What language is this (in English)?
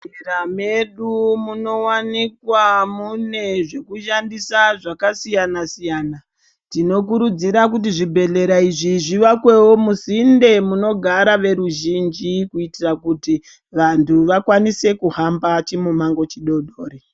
Ndau